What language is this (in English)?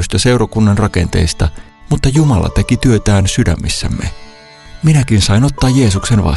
Finnish